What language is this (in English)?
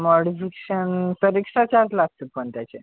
Marathi